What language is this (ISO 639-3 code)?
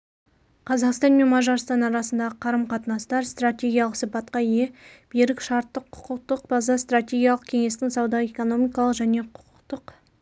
kaz